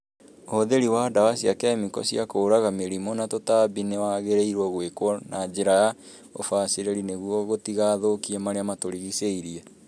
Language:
Kikuyu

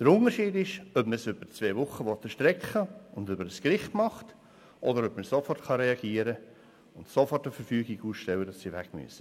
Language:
Swiss German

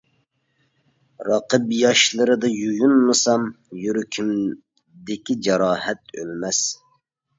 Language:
Uyghur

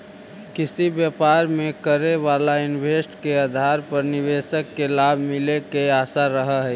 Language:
Magahi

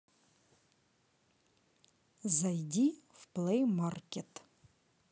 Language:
Russian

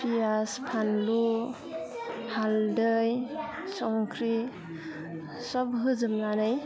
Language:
Bodo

